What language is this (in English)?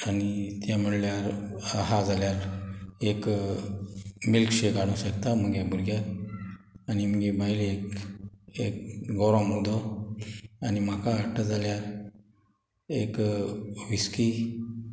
Konkani